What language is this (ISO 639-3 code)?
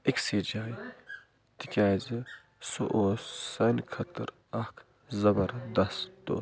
kas